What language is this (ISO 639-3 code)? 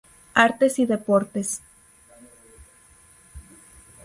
spa